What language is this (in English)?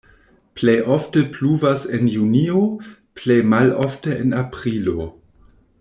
Esperanto